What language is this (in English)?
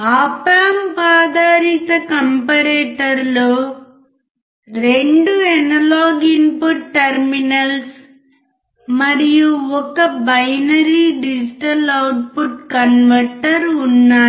Telugu